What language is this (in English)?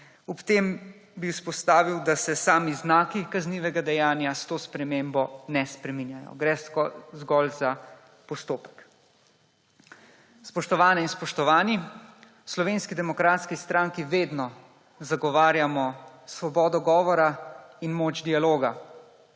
Slovenian